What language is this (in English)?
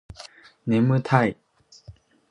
Japanese